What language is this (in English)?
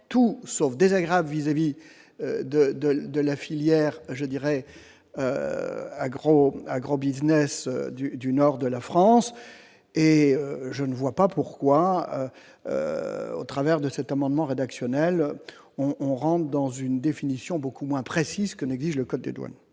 French